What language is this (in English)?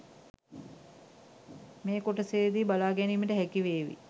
Sinhala